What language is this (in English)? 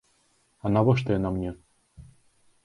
Belarusian